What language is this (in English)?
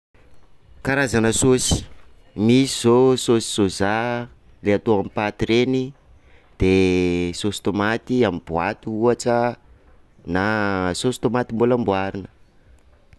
Sakalava Malagasy